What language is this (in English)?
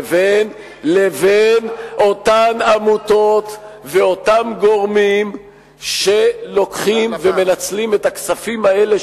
Hebrew